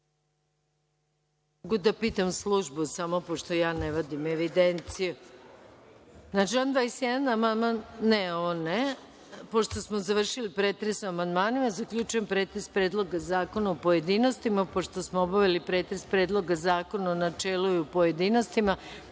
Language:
Serbian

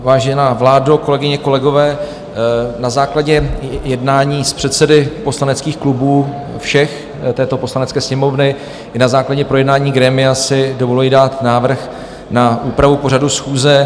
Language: Czech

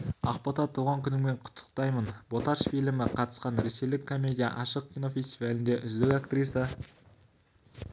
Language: Kazakh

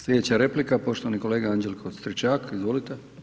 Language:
Croatian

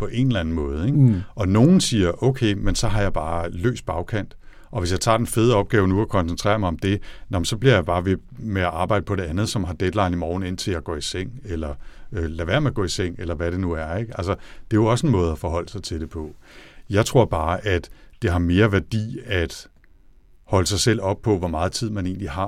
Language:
Danish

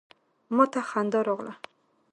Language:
Pashto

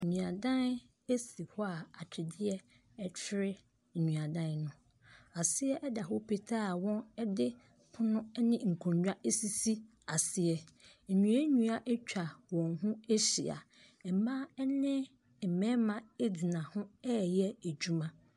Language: Akan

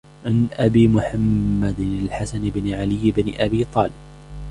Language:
Arabic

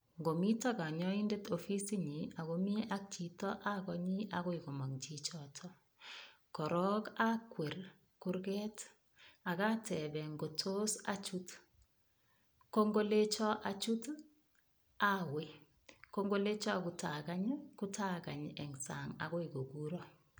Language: Kalenjin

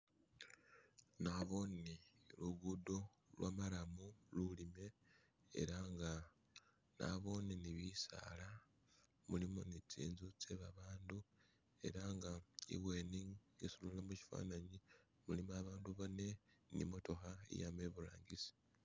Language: Masaaba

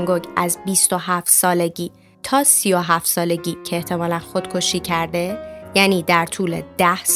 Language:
Persian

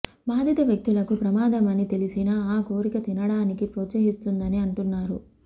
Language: Telugu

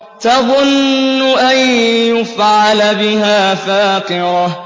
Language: Arabic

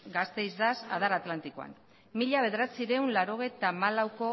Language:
Basque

